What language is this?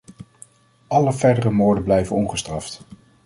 Dutch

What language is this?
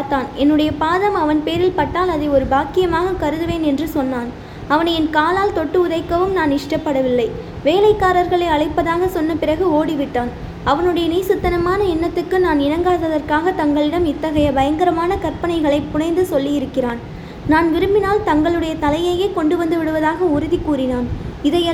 Tamil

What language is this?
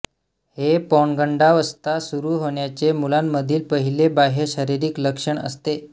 Marathi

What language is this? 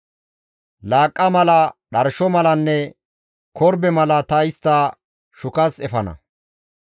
Gamo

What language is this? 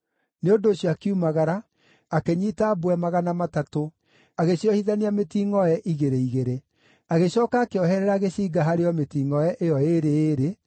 Kikuyu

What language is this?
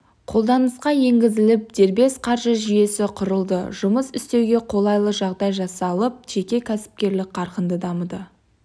Kazakh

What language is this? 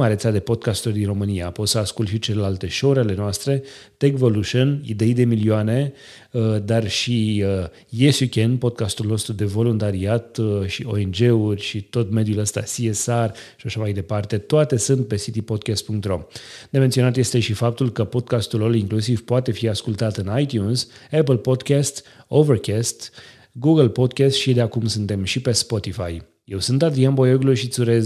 Romanian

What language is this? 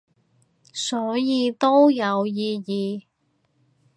Cantonese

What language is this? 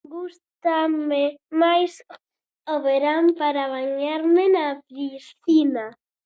Galician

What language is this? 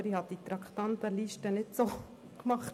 Swiss German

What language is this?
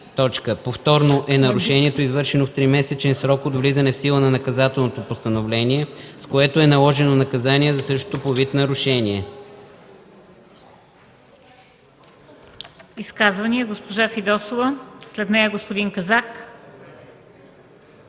Bulgarian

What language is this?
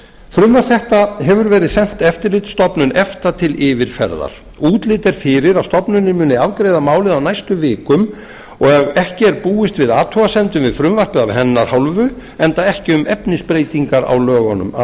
Icelandic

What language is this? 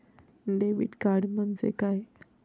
Marathi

